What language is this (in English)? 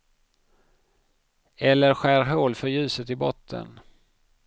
Swedish